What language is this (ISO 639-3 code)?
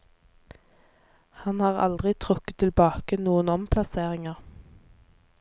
nor